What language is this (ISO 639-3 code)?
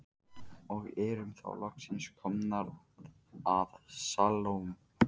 isl